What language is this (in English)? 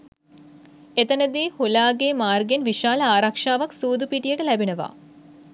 Sinhala